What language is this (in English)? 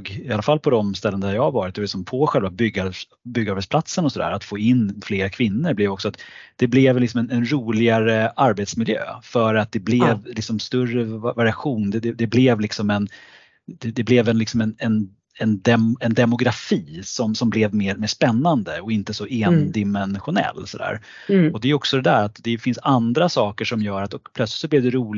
Swedish